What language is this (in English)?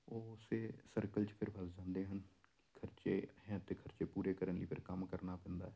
Punjabi